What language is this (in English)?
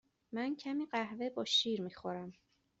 Persian